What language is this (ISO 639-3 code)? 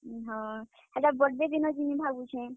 ori